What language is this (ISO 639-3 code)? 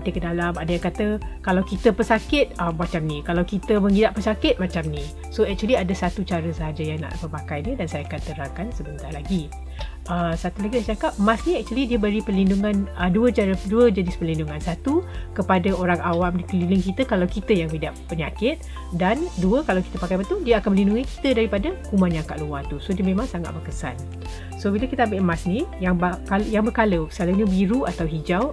msa